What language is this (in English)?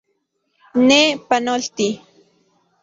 Central Puebla Nahuatl